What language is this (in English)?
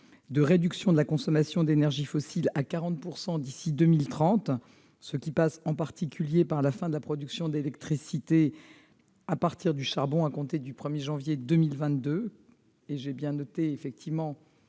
French